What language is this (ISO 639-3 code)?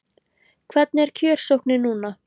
isl